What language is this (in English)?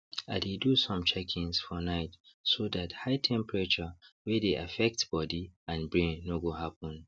Nigerian Pidgin